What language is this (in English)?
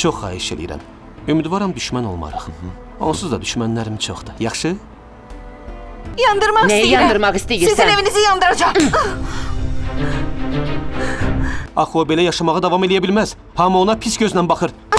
Turkish